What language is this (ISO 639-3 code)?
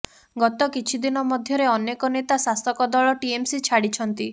ori